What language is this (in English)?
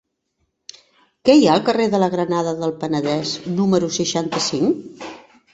Catalan